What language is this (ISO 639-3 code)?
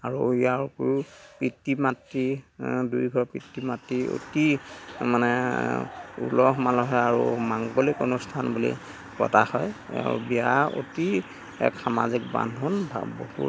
asm